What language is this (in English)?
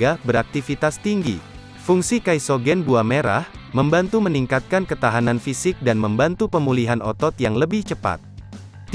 Indonesian